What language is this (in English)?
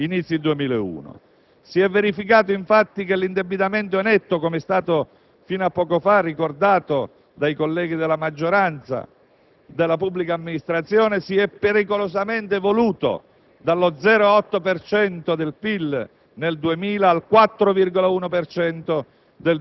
Italian